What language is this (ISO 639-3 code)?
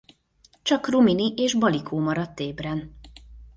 hun